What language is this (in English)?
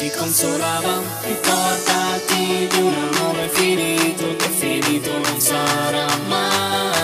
Bulgarian